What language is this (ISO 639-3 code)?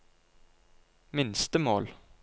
nor